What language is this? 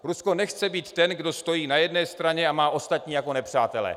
Czech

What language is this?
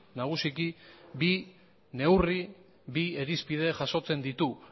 Basque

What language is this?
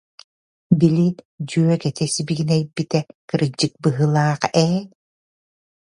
Yakut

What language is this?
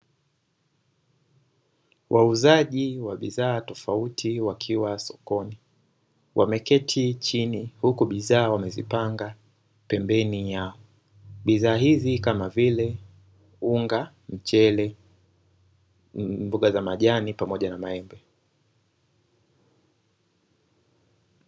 Swahili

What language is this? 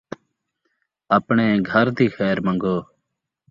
Saraiki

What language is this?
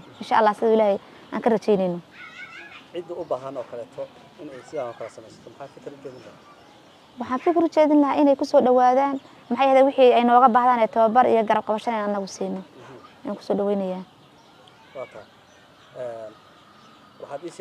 Arabic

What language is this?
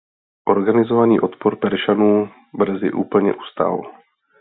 Czech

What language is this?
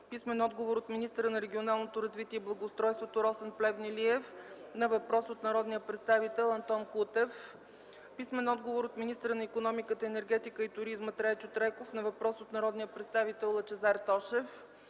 Bulgarian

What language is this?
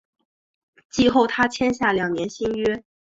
Chinese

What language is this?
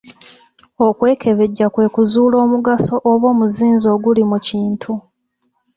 Ganda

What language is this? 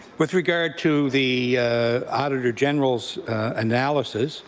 English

